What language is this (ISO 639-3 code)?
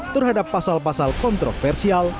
ind